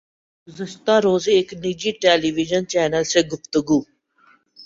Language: Urdu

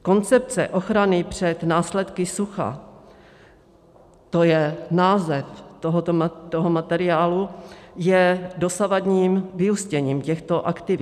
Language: Czech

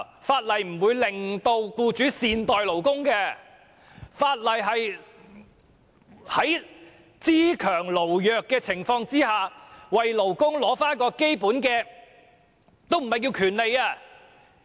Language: Cantonese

